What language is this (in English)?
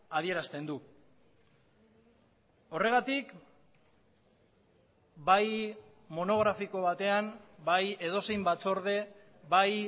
Basque